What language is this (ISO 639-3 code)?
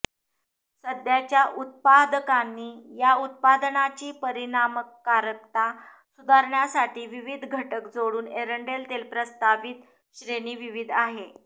mar